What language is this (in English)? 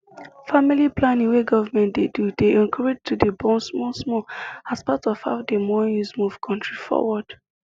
Nigerian Pidgin